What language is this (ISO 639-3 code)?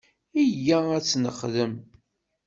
kab